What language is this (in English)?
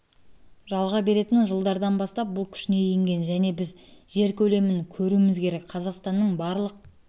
Kazakh